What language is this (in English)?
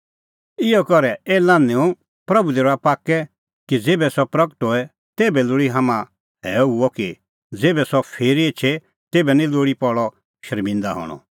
Kullu Pahari